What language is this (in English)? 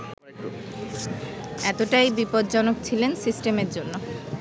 Bangla